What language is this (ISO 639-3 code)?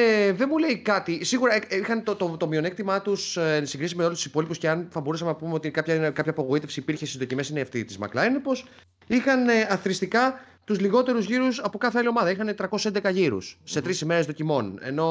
ell